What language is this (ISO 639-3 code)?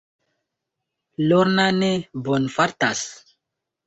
epo